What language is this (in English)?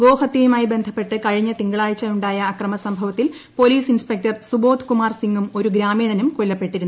Malayalam